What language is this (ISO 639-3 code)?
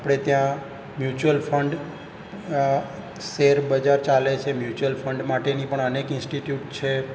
guj